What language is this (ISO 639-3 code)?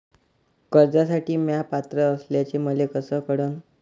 mar